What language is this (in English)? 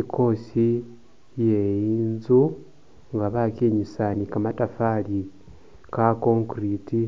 Masaaba